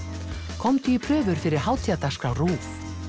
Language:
Icelandic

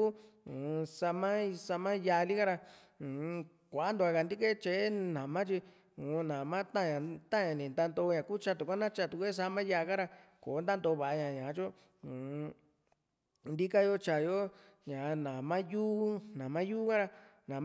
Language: Juxtlahuaca Mixtec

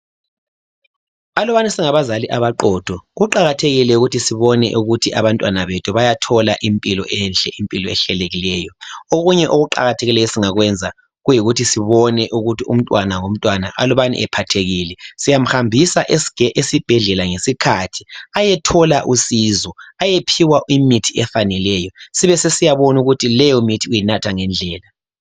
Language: North Ndebele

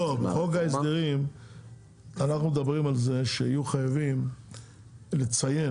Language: Hebrew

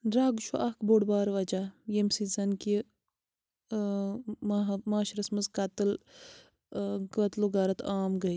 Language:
Kashmiri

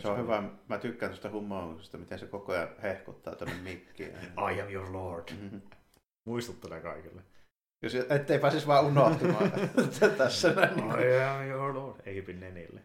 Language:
Finnish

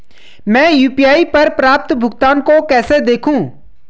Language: Hindi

